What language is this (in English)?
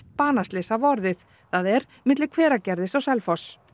Icelandic